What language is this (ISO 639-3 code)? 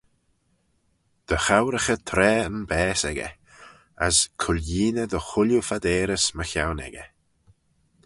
glv